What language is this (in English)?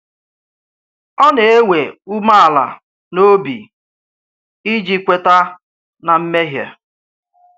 Igbo